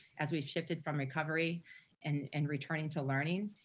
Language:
English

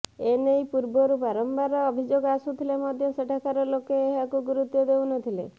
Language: Odia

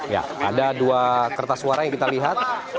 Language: Indonesian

